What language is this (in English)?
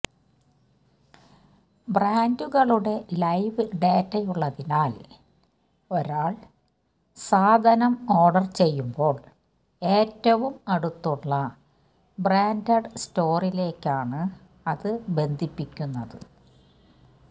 Malayalam